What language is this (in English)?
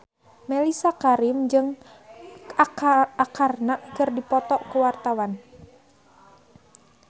Sundanese